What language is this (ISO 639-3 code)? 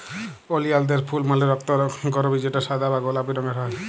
ben